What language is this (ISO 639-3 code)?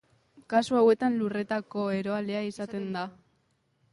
eus